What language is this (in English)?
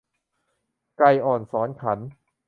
Thai